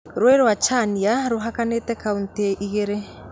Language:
Kikuyu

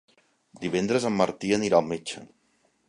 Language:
Catalan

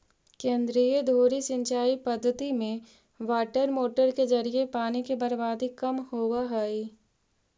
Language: Magahi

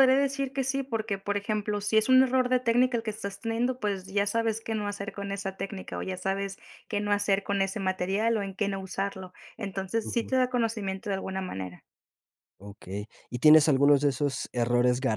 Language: Spanish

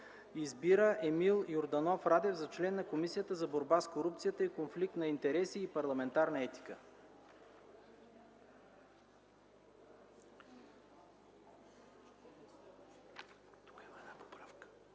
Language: Bulgarian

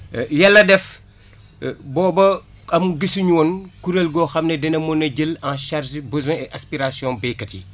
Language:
Wolof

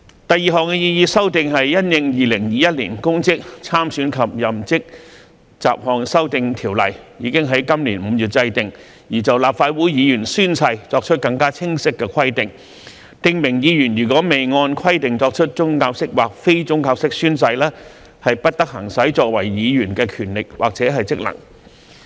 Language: Cantonese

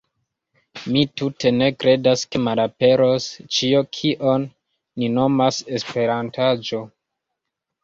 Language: Esperanto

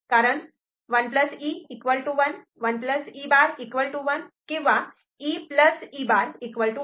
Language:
Marathi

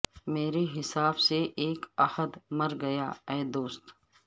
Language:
Urdu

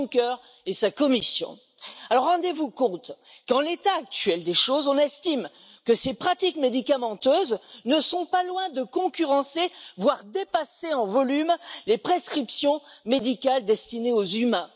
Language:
French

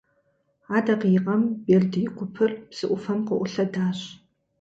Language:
Kabardian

